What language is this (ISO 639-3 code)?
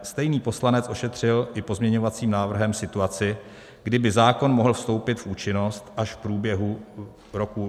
ces